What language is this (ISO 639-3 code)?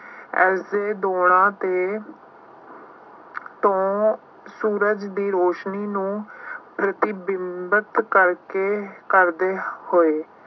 pan